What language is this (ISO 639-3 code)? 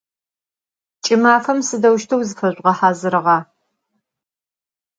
ady